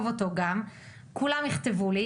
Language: Hebrew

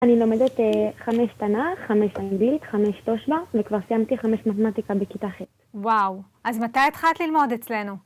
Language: Hebrew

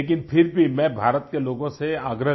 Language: Hindi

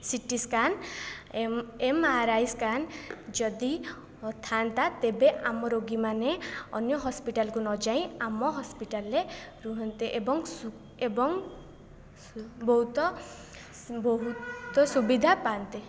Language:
Odia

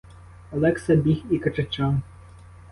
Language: Ukrainian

